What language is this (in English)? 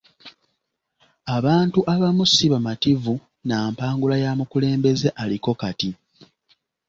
Ganda